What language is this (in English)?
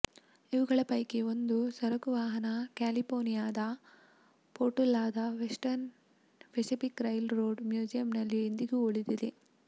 Kannada